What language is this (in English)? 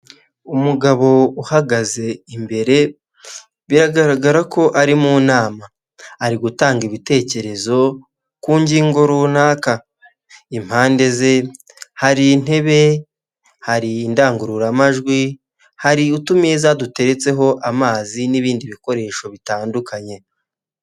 Kinyarwanda